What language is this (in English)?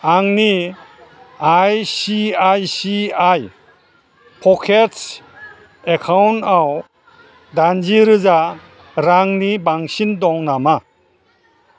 Bodo